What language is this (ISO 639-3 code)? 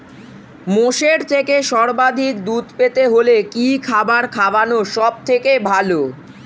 ben